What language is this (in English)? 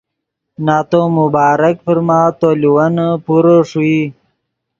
Yidgha